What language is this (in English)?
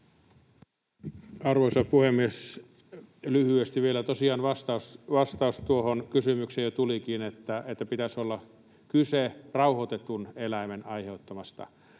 Finnish